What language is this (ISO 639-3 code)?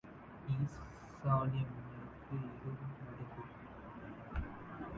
tam